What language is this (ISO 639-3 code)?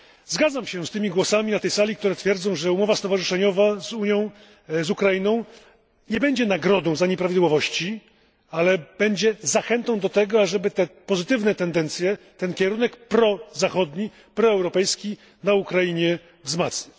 pol